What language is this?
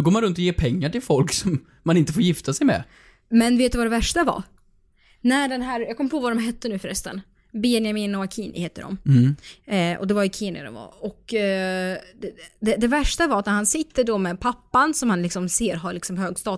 Swedish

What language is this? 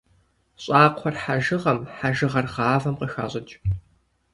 Kabardian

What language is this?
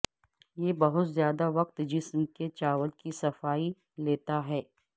Urdu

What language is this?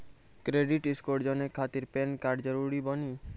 Maithili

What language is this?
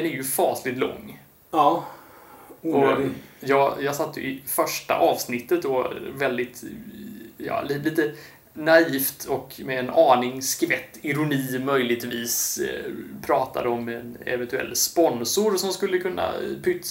Swedish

